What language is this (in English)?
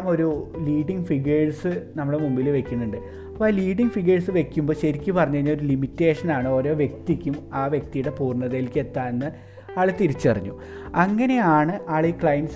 Malayalam